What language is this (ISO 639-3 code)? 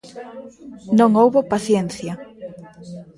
glg